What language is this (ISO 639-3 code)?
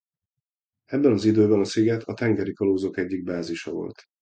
hun